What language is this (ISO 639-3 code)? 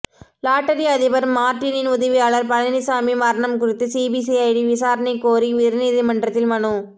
tam